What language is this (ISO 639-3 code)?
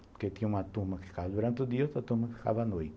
por